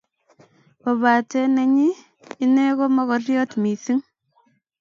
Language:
Kalenjin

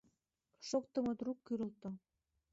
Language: Mari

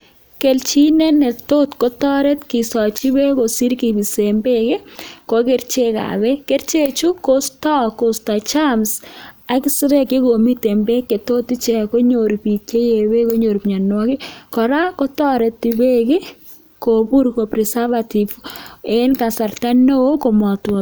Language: Kalenjin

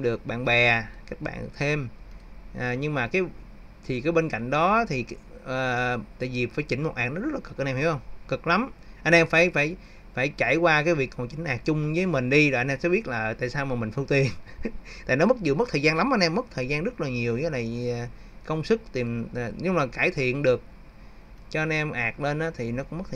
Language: Vietnamese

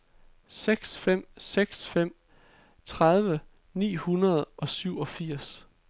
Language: Danish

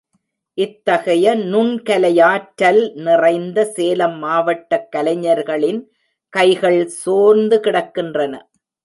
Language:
Tamil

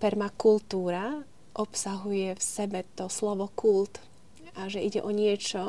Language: Slovak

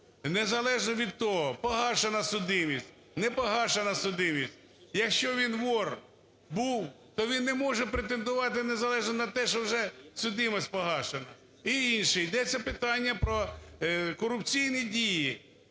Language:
Ukrainian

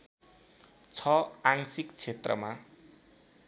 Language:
Nepali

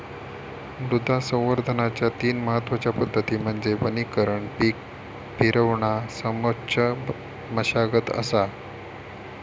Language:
Marathi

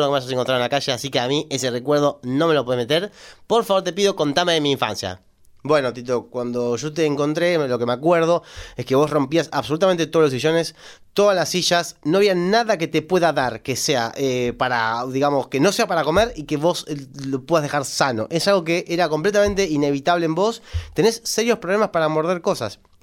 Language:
Spanish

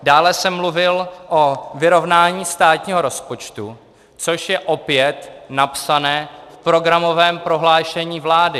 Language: Czech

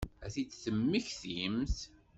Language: Kabyle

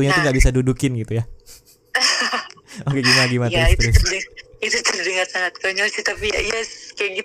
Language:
Indonesian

